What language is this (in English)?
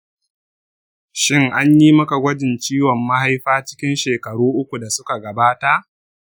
Hausa